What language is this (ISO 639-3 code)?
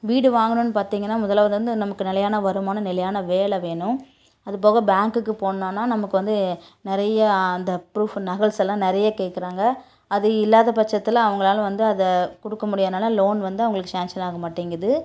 tam